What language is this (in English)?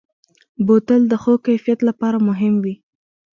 Pashto